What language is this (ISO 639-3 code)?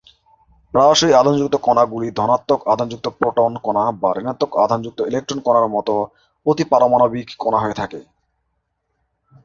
ben